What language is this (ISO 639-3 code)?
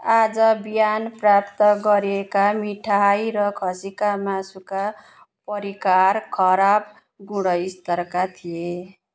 nep